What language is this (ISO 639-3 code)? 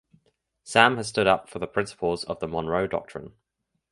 eng